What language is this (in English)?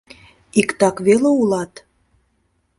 Mari